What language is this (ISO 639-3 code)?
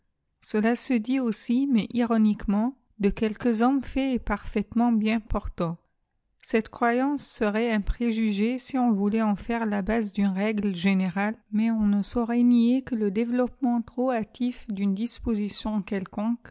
fra